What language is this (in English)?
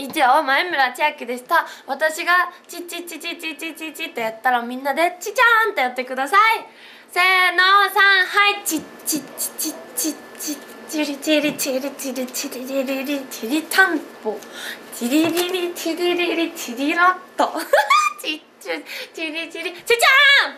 Japanese